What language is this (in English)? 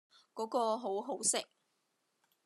Cantonese